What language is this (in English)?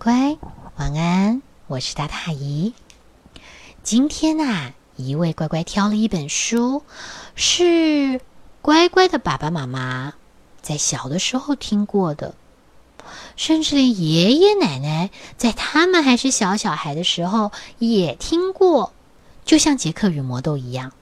Chinese